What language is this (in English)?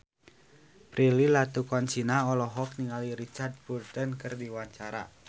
Sundanese